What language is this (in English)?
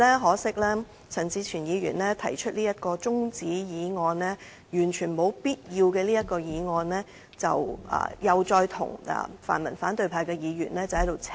Cantonese